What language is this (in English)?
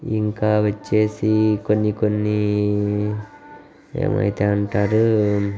Telugu